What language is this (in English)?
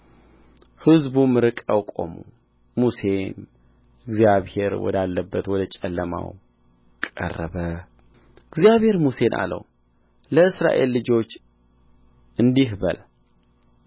Amharic